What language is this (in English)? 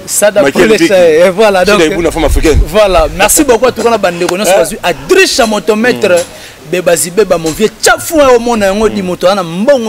French